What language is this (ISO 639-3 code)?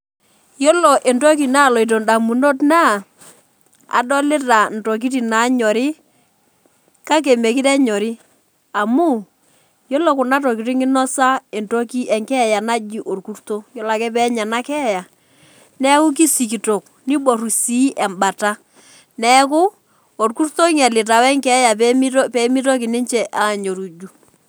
mas